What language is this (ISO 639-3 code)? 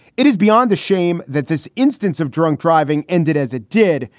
eng